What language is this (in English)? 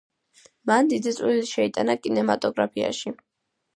Georgian